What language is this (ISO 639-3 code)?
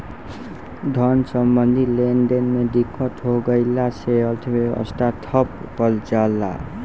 bho